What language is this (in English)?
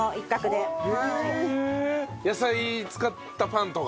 Japanese